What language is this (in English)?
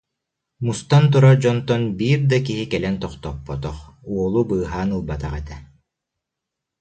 Yakut